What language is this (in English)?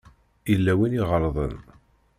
Kabyle